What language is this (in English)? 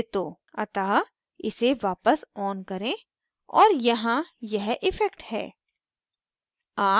Hindi